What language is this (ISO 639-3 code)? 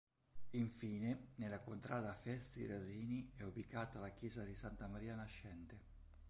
ita